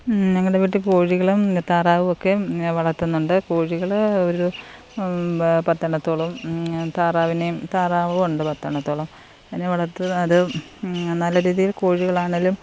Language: Malayalam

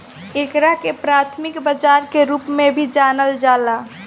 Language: Bhojpuri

